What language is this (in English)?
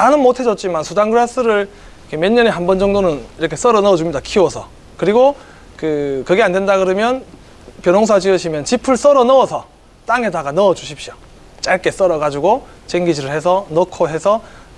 Korean